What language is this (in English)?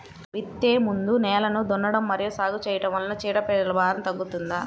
Telugu